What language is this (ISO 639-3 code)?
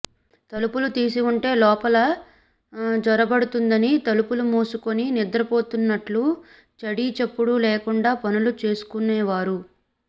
tel